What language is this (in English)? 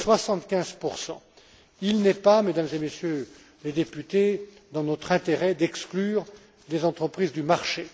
French